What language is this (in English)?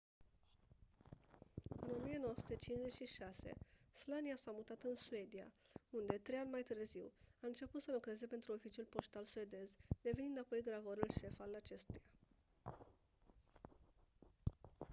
Romanian